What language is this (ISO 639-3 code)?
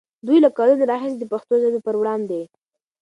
pus